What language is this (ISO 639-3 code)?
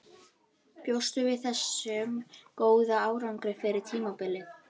isl